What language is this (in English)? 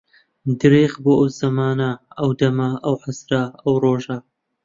Central Kurdish